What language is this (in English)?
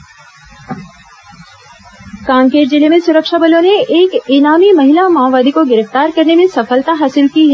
Hindi